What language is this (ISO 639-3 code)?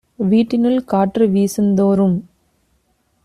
tam